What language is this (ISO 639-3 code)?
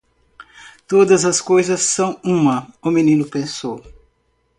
por